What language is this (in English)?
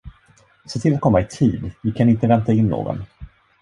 Swedish